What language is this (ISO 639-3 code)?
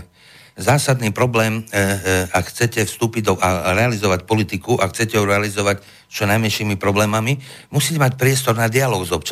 slk